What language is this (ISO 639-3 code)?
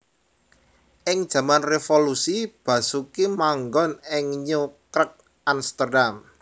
jav